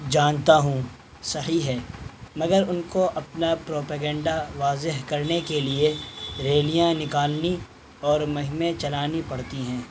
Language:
Urdu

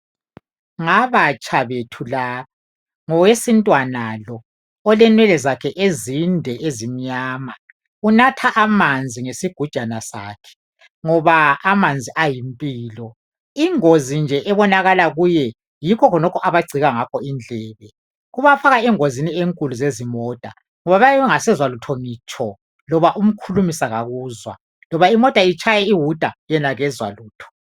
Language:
North Ndebele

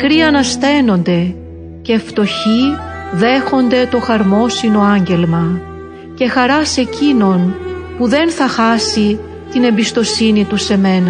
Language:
Greek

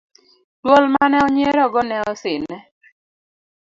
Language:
Luo (Kenya and Tanzania)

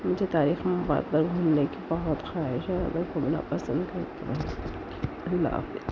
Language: Urdu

